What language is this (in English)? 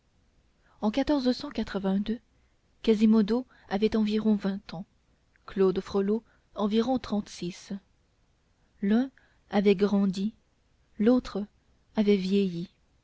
French